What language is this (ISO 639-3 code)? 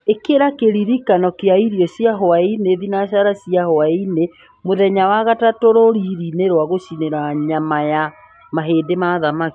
kik